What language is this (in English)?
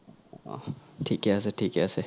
Assamese